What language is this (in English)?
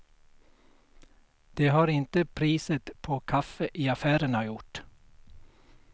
Swedish